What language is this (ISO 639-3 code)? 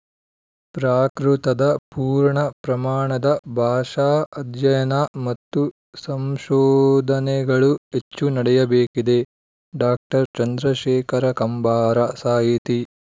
kan